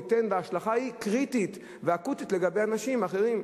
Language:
Hebrew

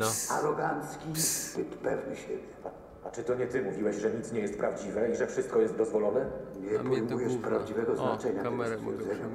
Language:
Polish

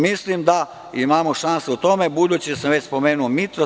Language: Serbian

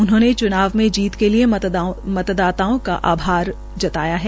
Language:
Hindi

